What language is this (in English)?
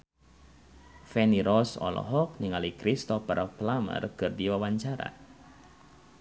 Sundanese